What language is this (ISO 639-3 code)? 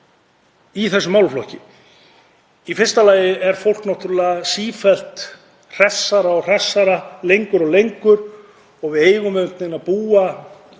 isl